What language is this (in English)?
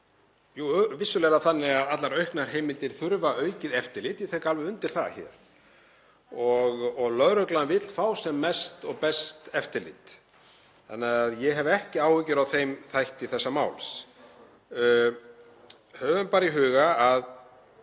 Icelandic